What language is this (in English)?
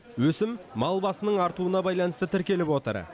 Kazakh